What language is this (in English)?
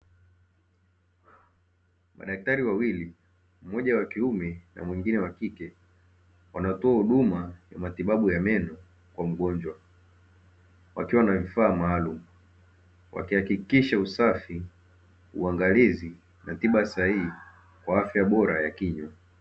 Swahili